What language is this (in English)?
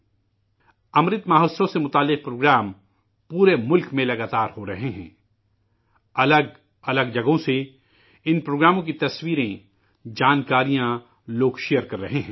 Urdu